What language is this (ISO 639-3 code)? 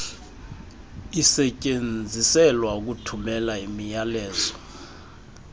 xho